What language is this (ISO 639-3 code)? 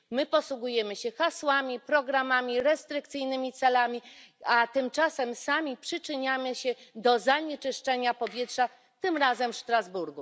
pol